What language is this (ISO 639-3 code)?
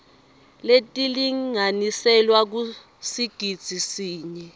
ssw